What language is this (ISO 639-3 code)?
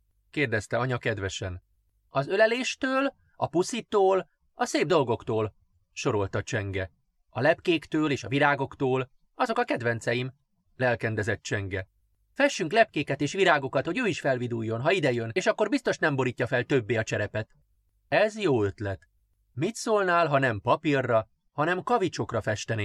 hun